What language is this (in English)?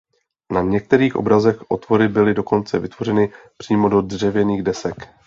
Czech